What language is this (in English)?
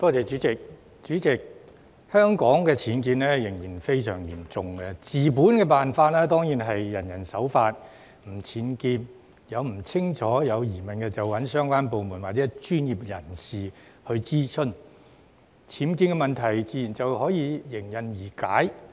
Cantonese